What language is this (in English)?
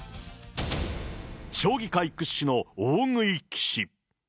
Japanese